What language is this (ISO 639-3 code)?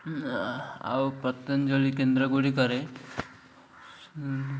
ori